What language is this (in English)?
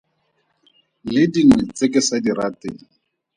Tswana